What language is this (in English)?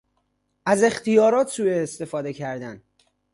Persian